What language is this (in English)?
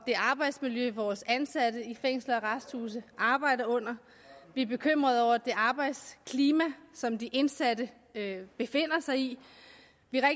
Danish